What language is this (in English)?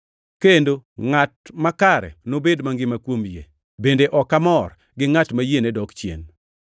Luo (Kenya and Tanzania)